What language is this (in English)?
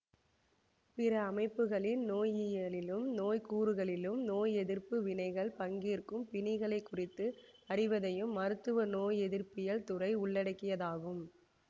Tamil